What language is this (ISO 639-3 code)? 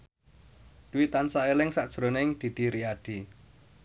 jav